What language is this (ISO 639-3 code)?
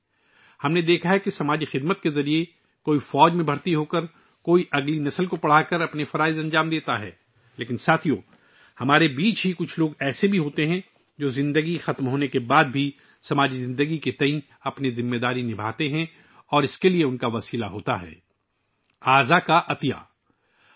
urd